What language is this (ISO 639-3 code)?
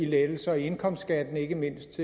dan